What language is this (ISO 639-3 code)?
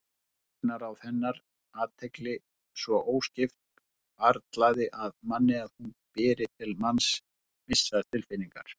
isl